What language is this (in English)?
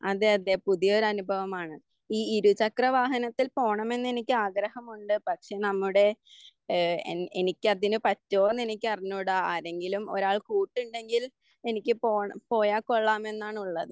Malayalam